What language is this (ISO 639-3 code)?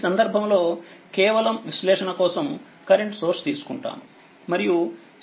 tel